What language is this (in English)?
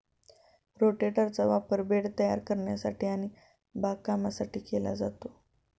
Marathi